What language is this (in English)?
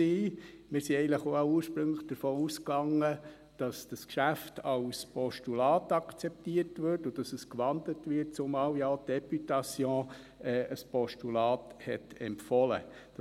Swiss German